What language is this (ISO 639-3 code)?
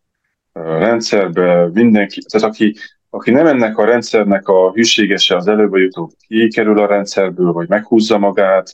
hun